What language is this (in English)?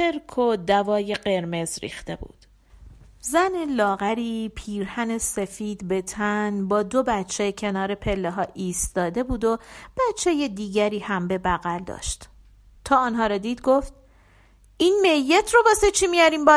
Persian